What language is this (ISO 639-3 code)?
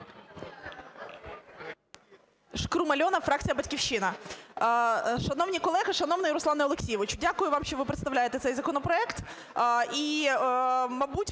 ukr